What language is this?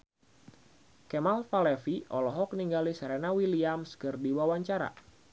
Sundanese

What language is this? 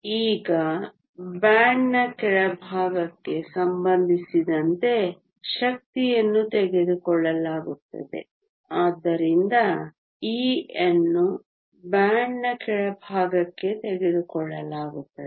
Kannada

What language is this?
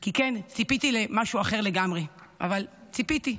Hebrew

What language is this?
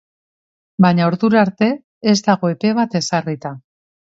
Basque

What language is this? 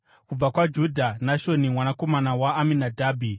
Shona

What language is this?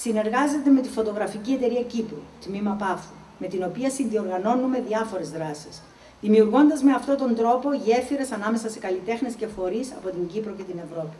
Greek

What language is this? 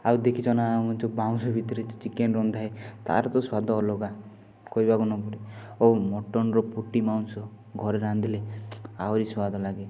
Odia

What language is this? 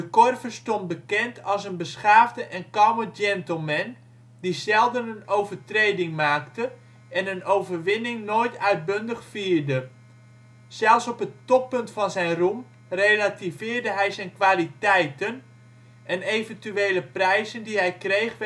Dutch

